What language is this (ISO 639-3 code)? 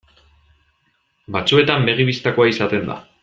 eus